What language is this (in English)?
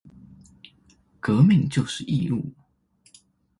Chinese